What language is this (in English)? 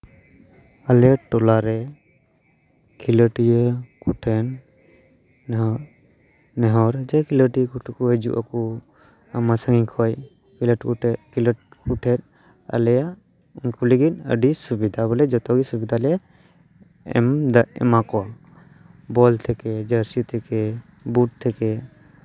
Santali